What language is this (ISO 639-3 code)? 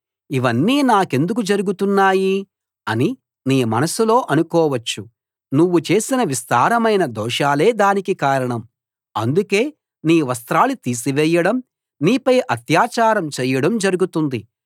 tel